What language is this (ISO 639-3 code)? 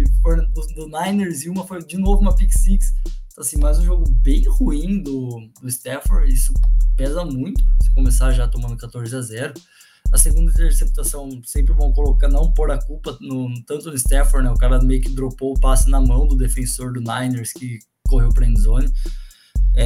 por